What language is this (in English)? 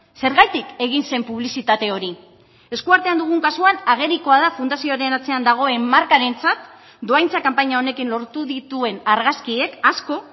Basque